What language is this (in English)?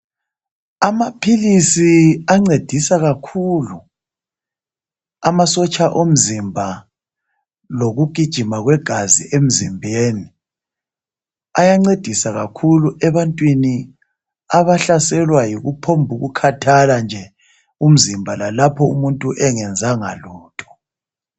North Ndebele